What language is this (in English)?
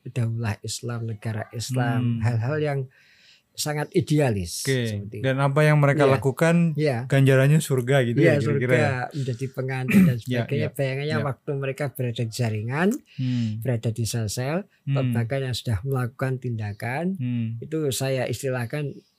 Indonesian